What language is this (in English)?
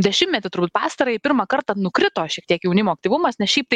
Lithuanian